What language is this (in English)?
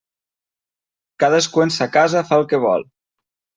Catalan